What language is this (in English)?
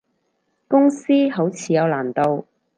Cantonese